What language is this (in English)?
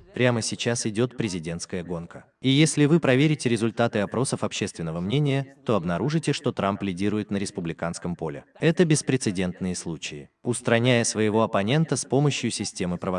Russian